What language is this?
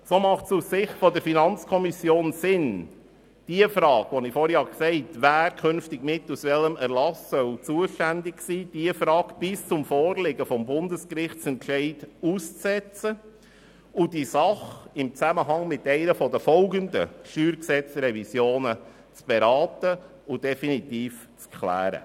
Swiss German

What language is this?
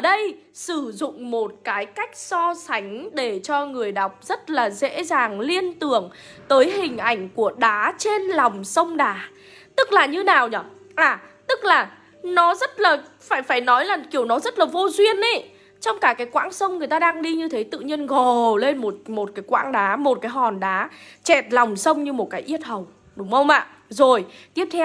Vietnamese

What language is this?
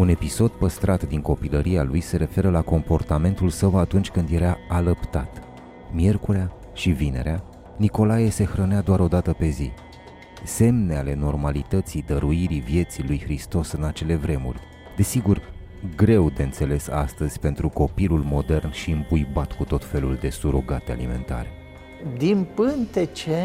Romanian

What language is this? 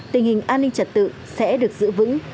Vietnamese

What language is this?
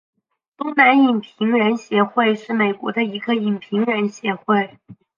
Chinese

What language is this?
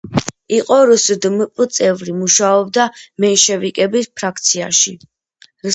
Georgian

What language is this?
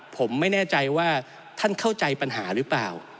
Thai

